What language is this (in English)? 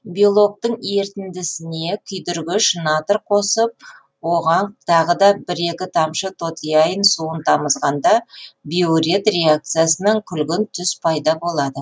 Kazakh